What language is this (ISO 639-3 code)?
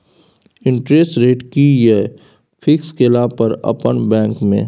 mai